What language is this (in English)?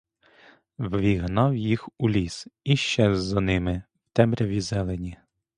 Ukrainian